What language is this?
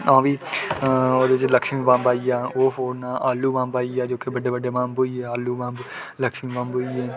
Dogri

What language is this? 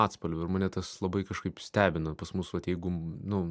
Lithuanian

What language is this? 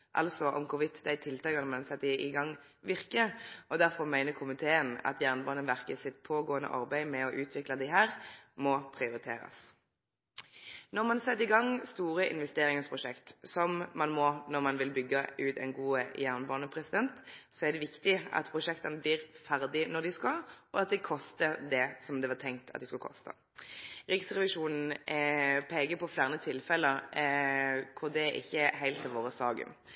Norwegian Nynorsk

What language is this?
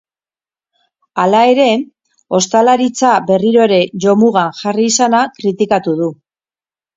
Basque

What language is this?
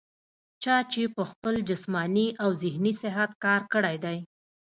Pashto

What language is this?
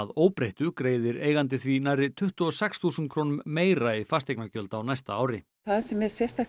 Icelandic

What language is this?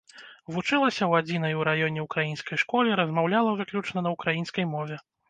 Belarusian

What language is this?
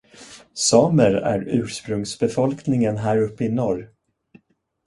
Swedish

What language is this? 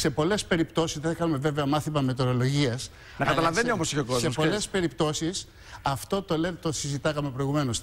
Greek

